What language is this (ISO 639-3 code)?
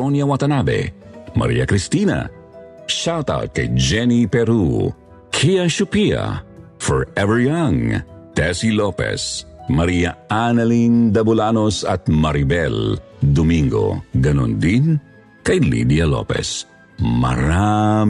fil